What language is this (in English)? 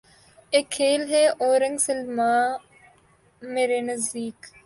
Urdu